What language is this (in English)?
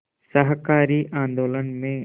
Hindi